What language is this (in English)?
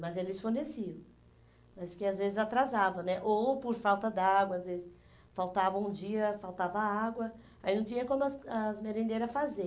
Portuguese